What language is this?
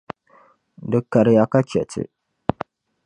Dagbani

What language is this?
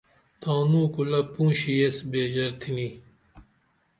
Dameli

